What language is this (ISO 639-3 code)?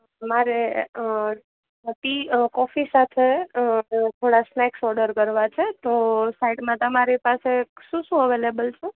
guj